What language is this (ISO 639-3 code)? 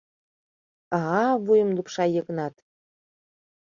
chm